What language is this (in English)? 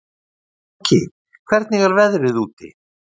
Icelandic